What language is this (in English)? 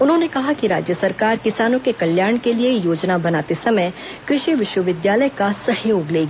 Hindi